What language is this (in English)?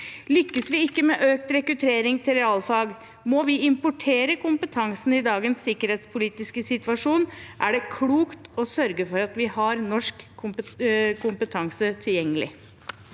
Norwegian